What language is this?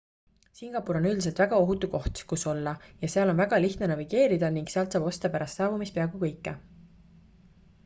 Estonian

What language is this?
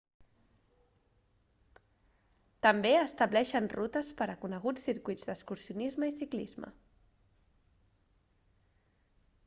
Catalan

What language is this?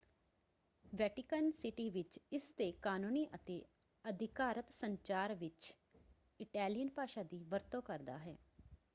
Punjabi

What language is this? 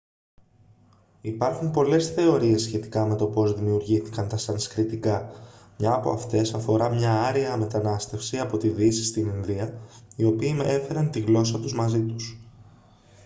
Greek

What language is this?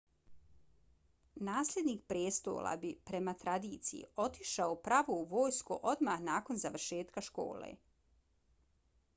Bosnian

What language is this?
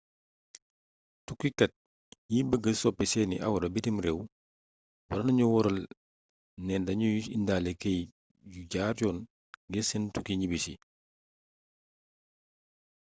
Wolof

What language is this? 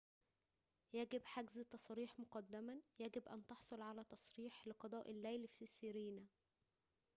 Arabic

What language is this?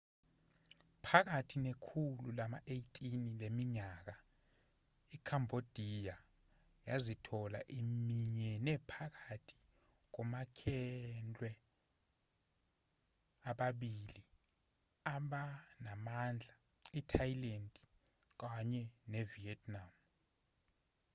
Zulu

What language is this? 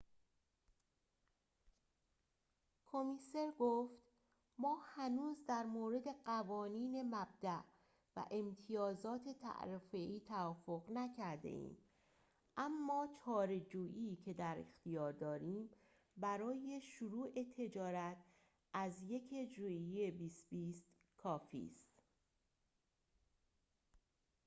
Persian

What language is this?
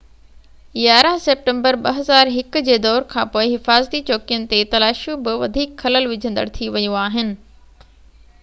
Sindhi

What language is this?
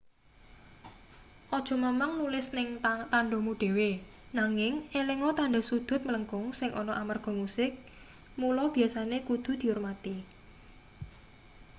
Javanese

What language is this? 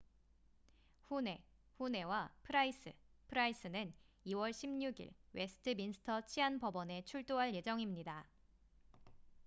Korean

